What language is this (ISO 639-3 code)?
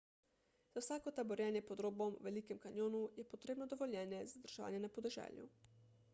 slv